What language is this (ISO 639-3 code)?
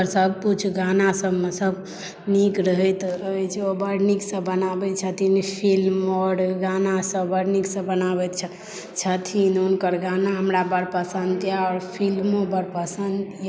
mai